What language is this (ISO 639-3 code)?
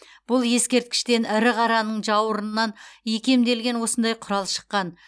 kaz